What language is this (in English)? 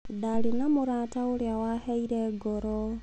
Kikuyu